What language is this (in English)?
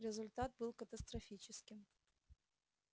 Russian